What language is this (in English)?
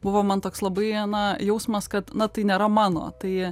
Lithuanian